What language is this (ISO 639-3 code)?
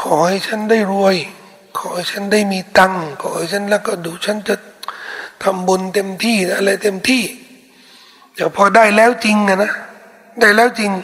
tha